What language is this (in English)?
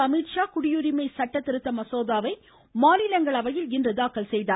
Tamil